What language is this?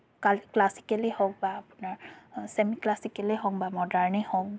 Assamese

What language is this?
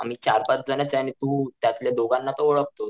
Marathi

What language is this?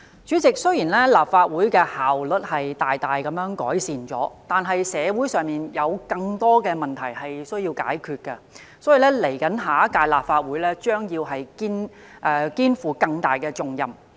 Cantonese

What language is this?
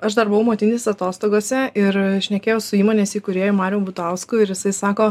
Lithuanian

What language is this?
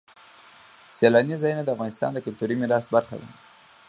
Pashto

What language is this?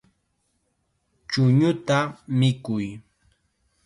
Chiquián Ancash Quechua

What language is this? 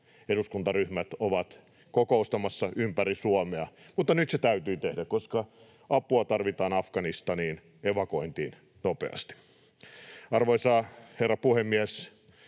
Finnish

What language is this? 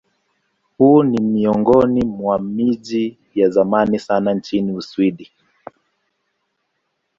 Swahili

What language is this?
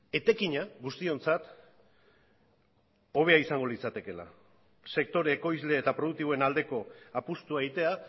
Basque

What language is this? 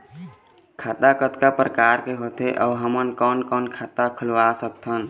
Chhattisgarhi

